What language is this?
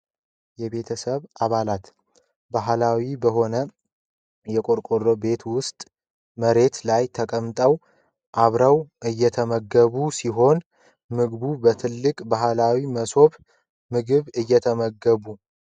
Amharic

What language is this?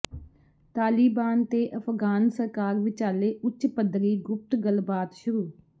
Punjabi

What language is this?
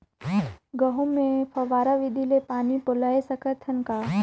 Chhattisgarhi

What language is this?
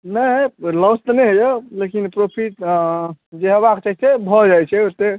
Maithili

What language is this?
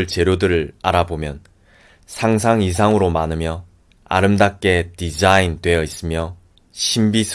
Korean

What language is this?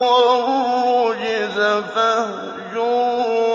Arabic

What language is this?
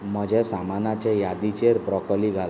Konkani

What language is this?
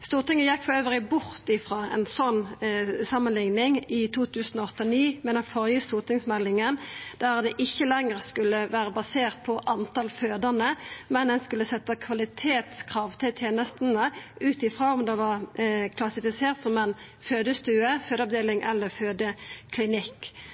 Norwegian Nynorsk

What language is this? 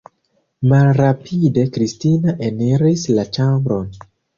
Esperanto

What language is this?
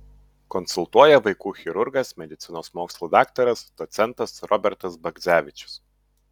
Lithuanian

